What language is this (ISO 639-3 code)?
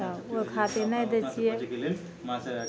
mai